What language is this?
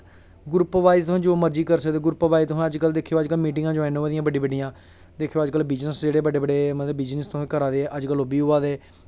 Dogri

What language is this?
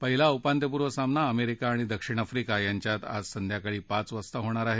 Marathi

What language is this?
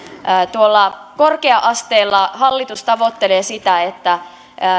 Finnish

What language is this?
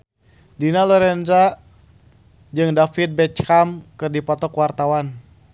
Sundanese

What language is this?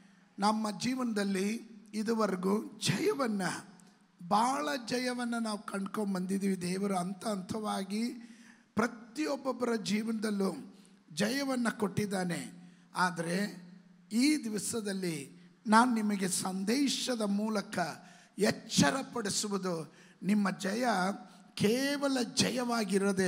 Kannada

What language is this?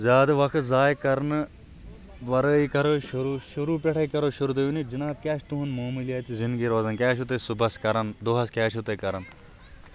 Kashmiri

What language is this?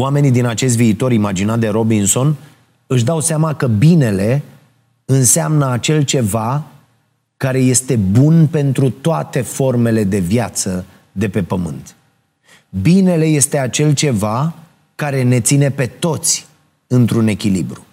Romanian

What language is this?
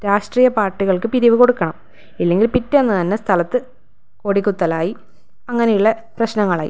Malayalam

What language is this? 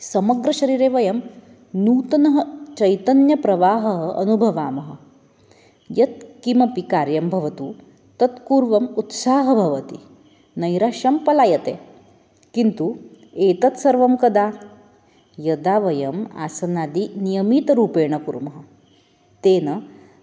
Sanskrit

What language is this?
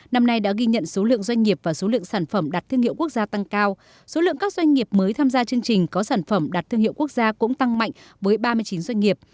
Vietnamese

